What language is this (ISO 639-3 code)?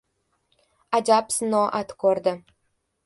uzb